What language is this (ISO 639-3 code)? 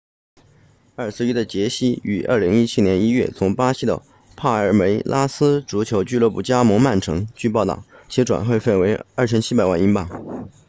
zho